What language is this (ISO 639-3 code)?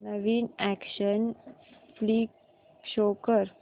mar